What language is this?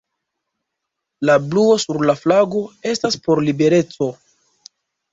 Esperanto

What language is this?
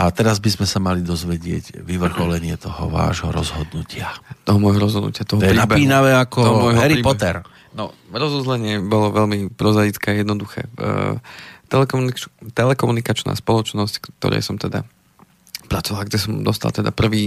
Slovak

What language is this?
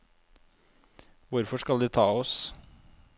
Norwegian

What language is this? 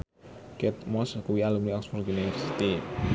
Javanese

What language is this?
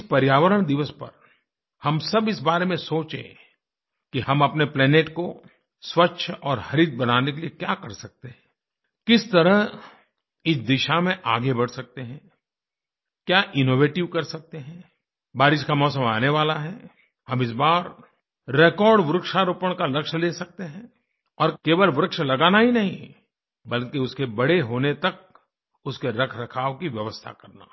Hindi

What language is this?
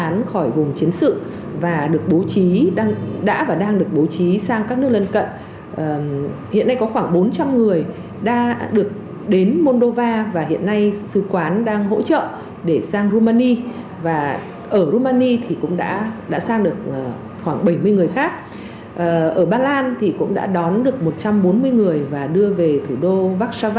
Vietnamese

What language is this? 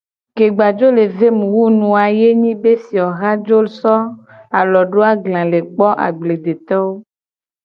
Gen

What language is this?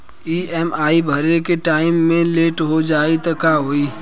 Bhojpuri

